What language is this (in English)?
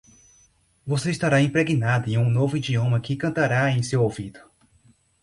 Portuguese